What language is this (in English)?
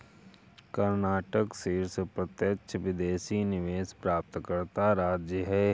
Hindi